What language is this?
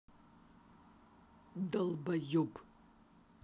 Russian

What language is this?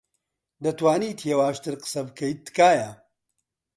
Central Kurdish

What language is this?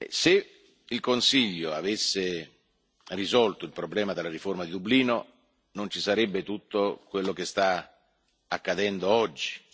Italian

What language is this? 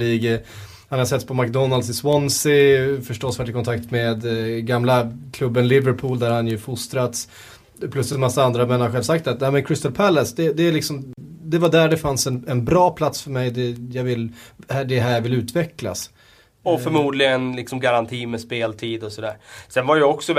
Swedish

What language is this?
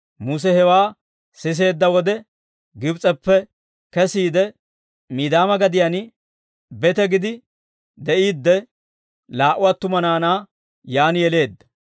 Dawro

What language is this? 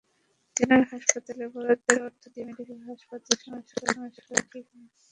Bangla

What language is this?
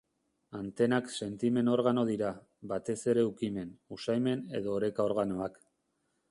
Basque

